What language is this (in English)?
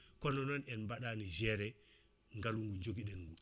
Fula